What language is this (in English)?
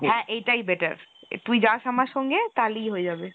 Bangla